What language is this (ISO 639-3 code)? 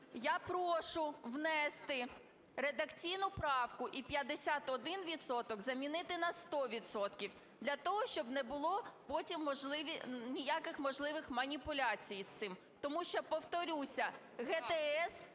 ukr